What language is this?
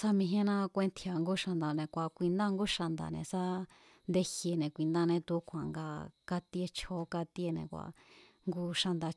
Mazatlán Mazatec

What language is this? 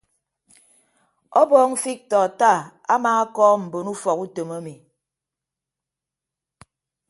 Ibibio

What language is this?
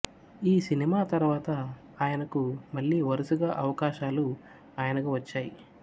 Telugu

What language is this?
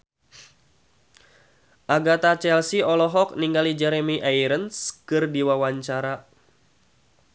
Sundanese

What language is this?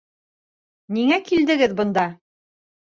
Bashkir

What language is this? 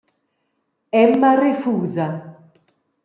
Romansh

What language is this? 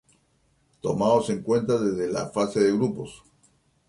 Spanish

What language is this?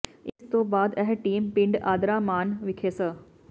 Punjabi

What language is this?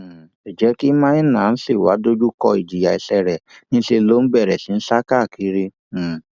Yoruba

